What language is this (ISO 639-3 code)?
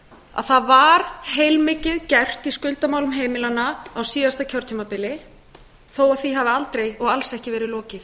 isl